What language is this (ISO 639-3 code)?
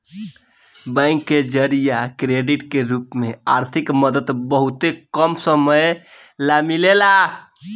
bho